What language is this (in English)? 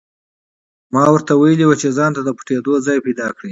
Pashto